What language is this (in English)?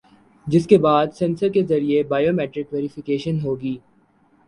Urdu